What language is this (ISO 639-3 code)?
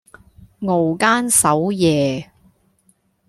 yue